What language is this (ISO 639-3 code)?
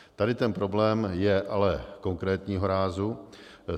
ces